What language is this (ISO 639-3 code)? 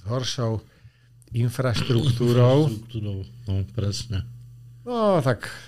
slk